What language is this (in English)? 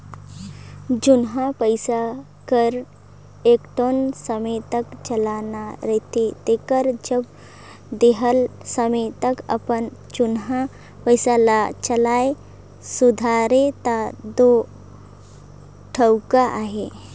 Chhattisgarhi